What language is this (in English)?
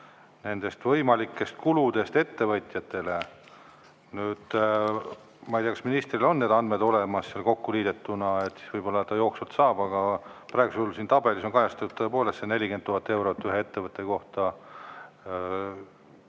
Estonian